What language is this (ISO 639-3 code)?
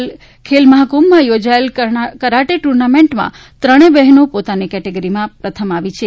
guj